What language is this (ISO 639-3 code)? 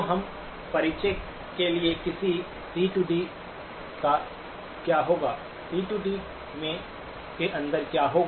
hin